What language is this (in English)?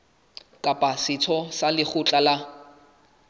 Southern Sotho